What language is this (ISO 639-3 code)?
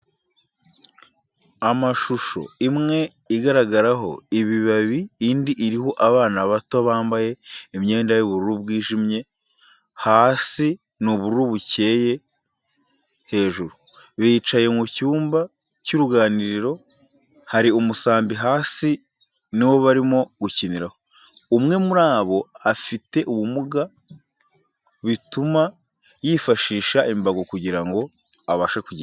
kin